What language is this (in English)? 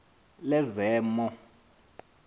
Xhosa